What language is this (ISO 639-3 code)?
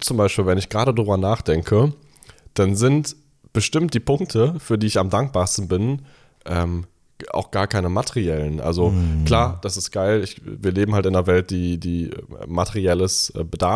deu